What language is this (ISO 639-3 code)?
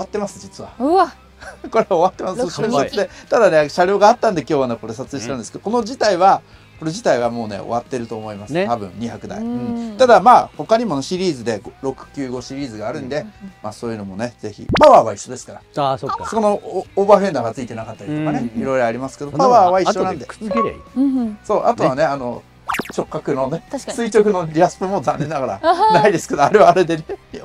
jpn